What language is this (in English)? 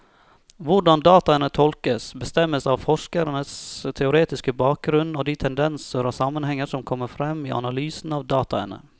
Norwegian